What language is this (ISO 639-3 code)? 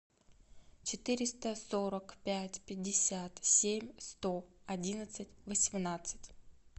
rus